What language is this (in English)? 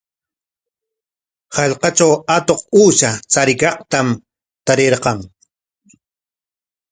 Corongo Ancash Quechua